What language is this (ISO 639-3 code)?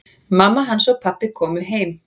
isl